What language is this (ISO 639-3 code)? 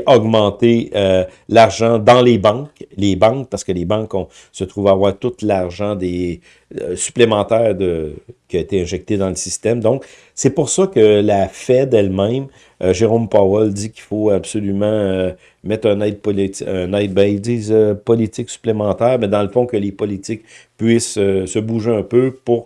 fra